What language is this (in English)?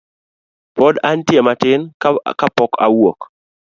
Luo (Kenya and Tanzania)